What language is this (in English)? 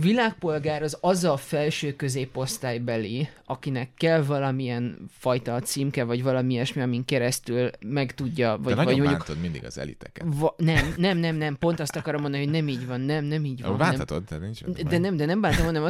Hungarian